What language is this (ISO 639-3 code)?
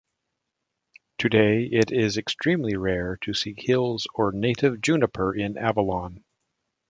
eng